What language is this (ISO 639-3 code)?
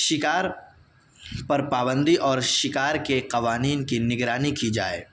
urd